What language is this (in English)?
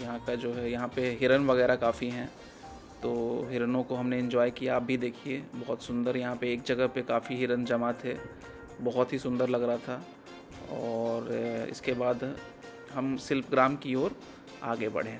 Hindi